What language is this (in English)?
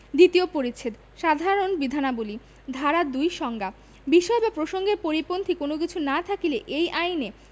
Bangla